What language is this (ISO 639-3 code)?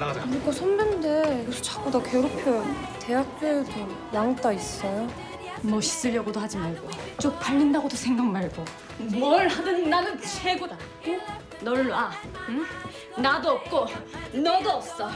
kor